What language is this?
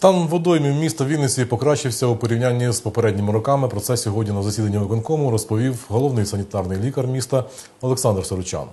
Ukrainian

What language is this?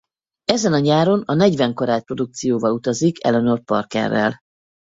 Hungarian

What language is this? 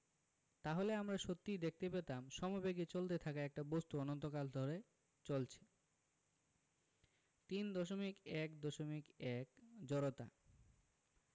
Bangla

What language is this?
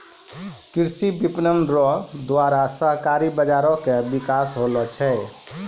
Maithili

